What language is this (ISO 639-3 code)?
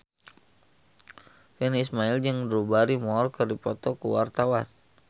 sun